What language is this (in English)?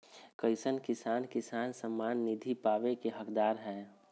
Magahi